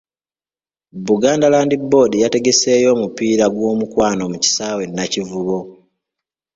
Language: Ganda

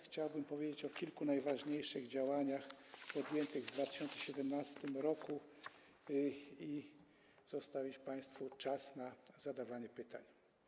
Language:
Polish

